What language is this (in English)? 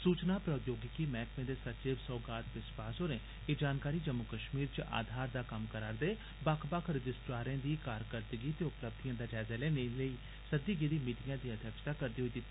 Dogri